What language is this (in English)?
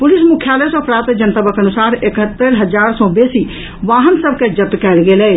Maithili